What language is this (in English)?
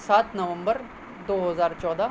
Urdu